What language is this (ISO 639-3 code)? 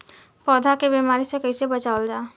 bho